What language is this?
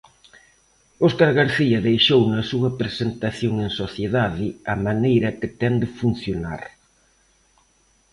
Galician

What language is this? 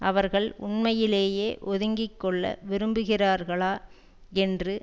Tamil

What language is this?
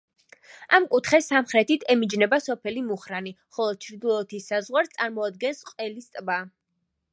Georgian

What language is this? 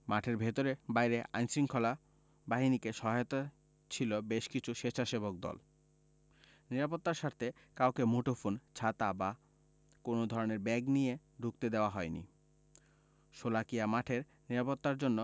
Bangla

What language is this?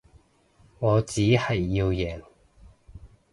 Cantonese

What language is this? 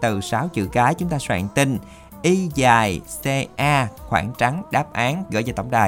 Vietnamese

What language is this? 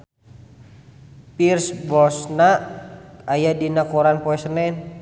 Sundanese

